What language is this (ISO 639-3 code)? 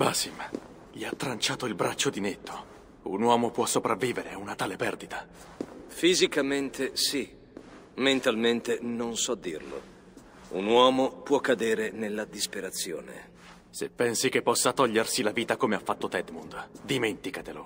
ita